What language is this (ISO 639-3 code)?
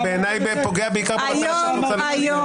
heb